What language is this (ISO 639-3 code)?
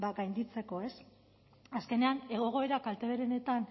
eus